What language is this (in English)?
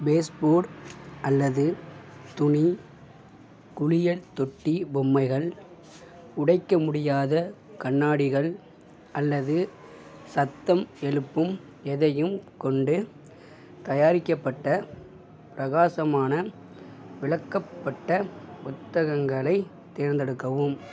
Tamil